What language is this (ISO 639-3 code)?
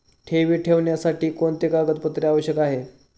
mar